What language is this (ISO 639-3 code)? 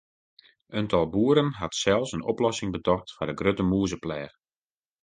fry